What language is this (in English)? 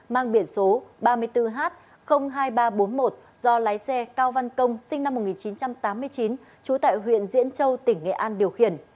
Vietnamese